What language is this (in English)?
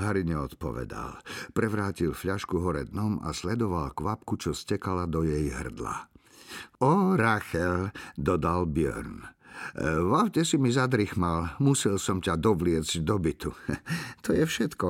Slovak